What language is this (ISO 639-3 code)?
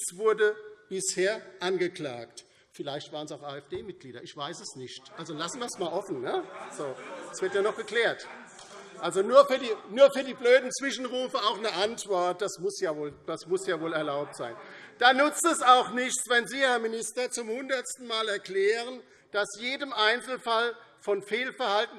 deu